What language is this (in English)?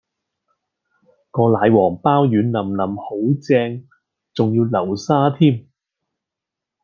Cantonese